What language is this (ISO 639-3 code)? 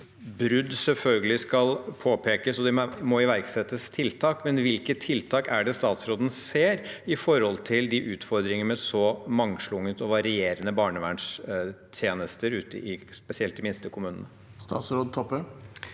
nor